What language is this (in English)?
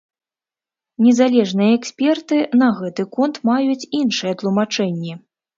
Belarusian